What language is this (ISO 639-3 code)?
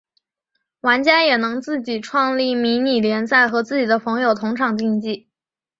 zho